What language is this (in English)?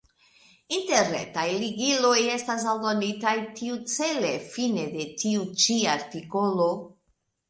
Esperanto